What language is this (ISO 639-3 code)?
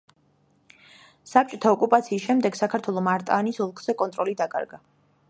kat